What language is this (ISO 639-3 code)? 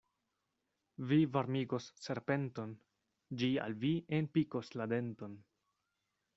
epo